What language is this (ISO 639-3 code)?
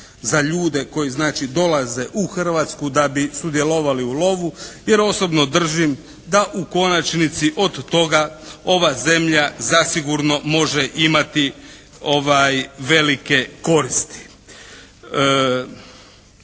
hrv